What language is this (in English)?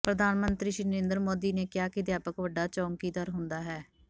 Punjabi